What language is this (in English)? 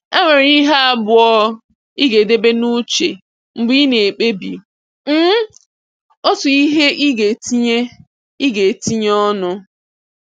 Igbo